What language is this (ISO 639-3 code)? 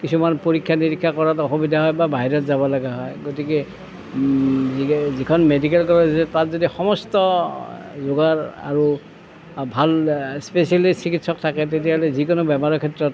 asm